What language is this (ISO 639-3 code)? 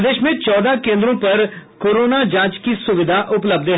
hin